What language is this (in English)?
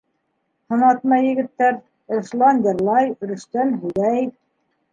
Bashkir